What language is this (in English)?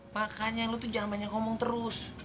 Indonesian